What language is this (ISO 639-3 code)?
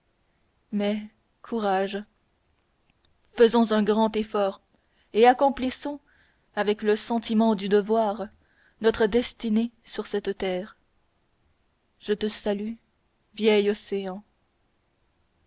fra